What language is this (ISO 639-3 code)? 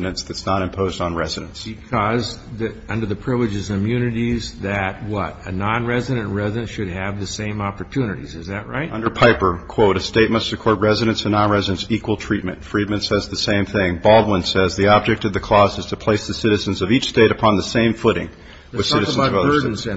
eng